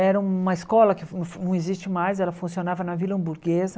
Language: Portuguese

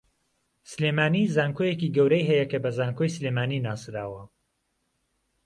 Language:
Central Kurdish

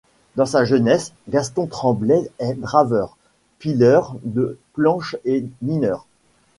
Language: French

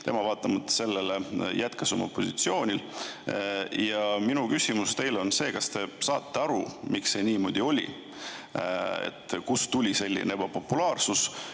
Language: Estonian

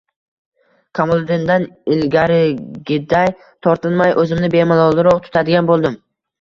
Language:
Uzbek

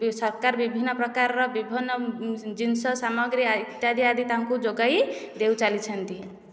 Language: Odia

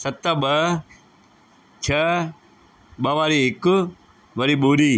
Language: Sindhi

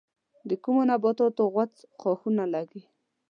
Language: Pashto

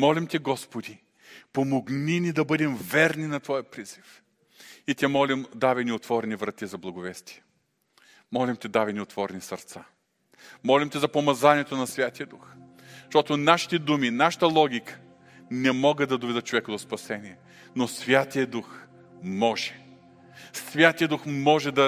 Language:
Bulgarian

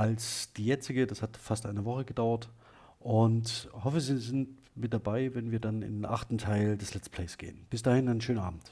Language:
German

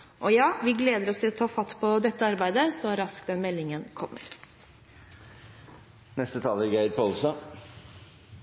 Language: Norwegian Bokmål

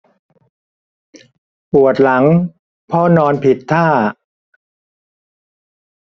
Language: Thai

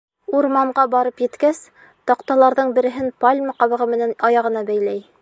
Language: Bashkir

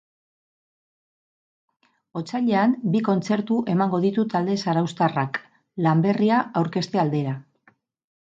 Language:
Basque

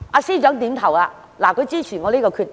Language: Cantonese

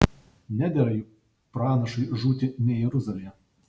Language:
Lithuanian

